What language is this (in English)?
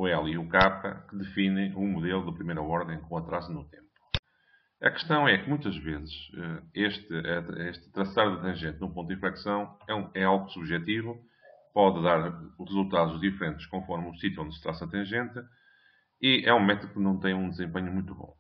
Portuguese